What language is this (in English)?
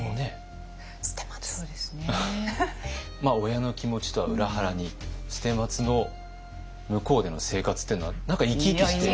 Japanese